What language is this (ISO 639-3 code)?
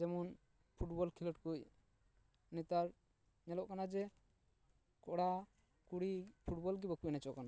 sat